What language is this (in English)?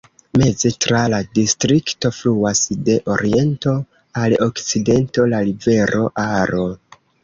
Esperanto